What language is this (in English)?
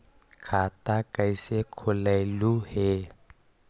Magahi